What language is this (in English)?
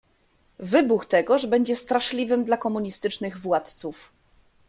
Polish